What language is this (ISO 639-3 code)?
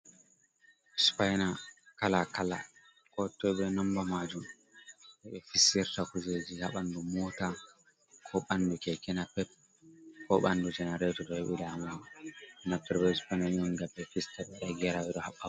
ful